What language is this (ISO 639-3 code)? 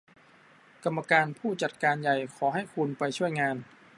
tha